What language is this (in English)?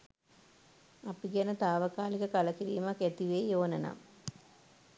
Sinhala